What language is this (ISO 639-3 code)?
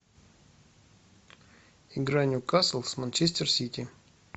rus